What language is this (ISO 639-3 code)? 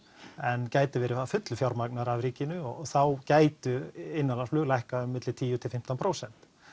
isl